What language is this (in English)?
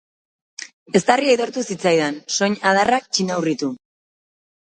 Basque